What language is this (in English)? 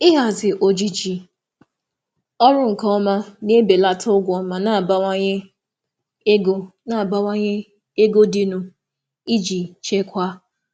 Igbo